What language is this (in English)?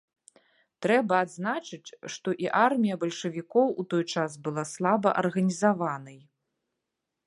Belarusian